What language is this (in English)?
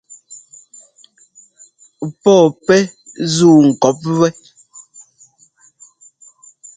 Ngomba